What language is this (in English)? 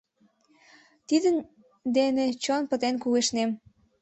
Mari